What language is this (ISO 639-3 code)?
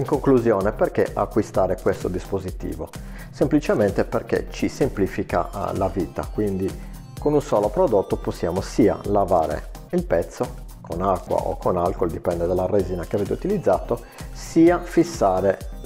ita